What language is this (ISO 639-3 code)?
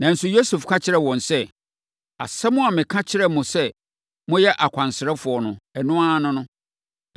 aka